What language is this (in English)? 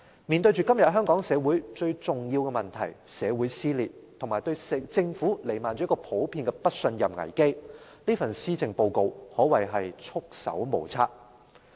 Cantonese